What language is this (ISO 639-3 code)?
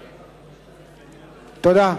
heb